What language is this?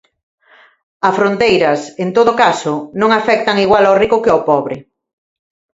Galician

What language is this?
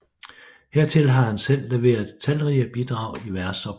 Danish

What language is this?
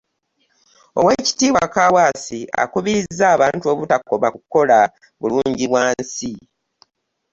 Ganda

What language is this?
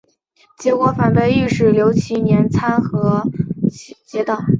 Chinese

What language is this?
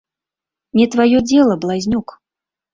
Belarusian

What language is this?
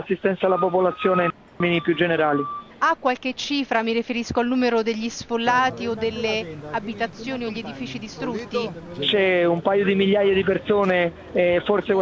Italian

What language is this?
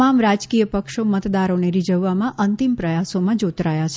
Gujarati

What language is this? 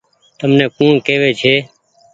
Goaria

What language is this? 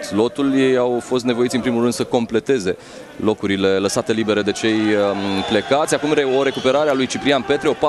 Romanian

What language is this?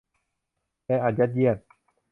Thai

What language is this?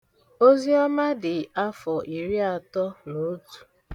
Igbo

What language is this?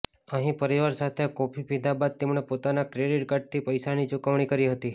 Gujarati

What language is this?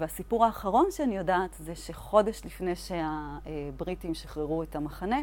Hebrew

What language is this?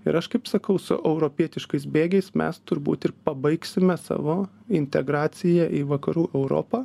Lithuanian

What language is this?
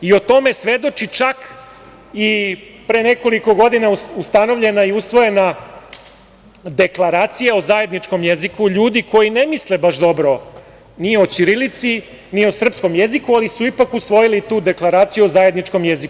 Serbian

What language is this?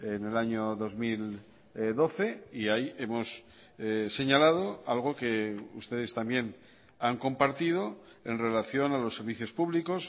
Spanish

